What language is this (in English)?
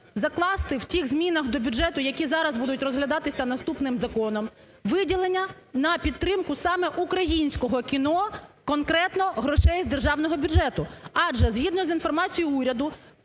Ukrainian